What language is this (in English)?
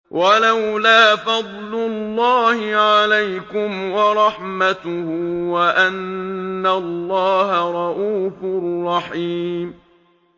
Arabic